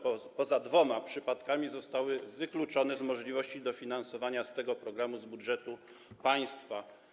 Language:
Polish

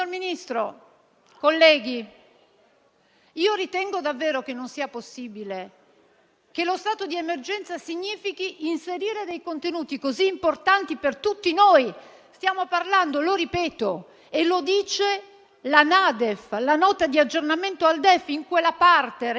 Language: Italian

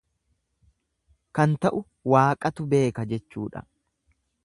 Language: Oromo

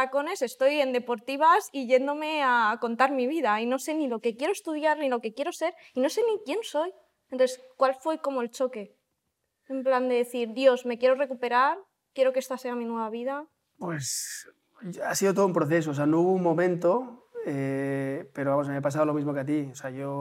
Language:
Spanish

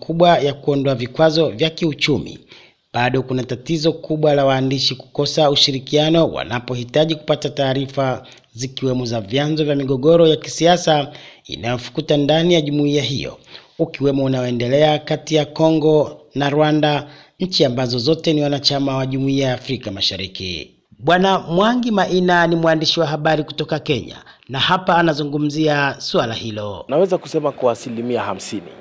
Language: Swahili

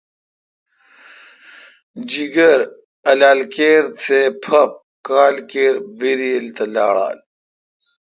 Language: Kalkoti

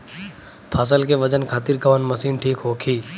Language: Bhojpuri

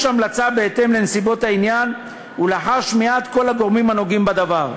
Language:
Hebrew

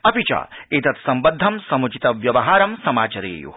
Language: Sanskrit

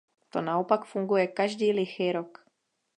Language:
Czech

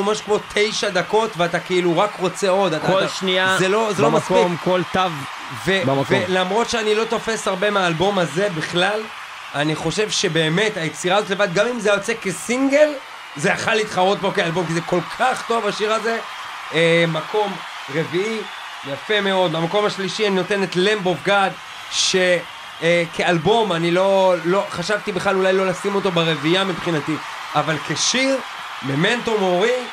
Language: Hebrew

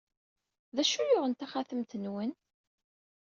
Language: Kabyle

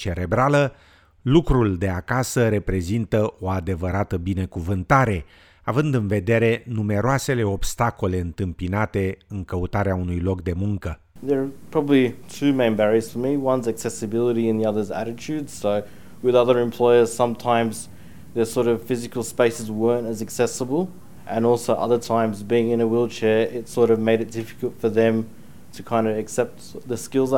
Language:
Romanian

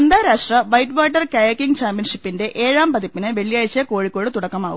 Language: Malayalam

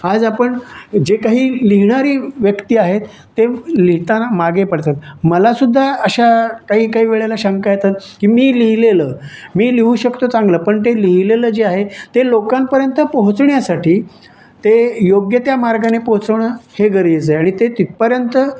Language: Marathi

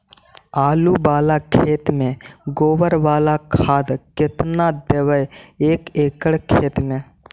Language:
Magahi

